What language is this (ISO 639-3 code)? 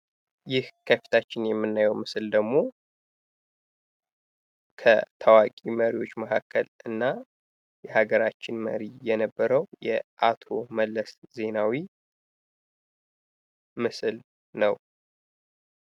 amh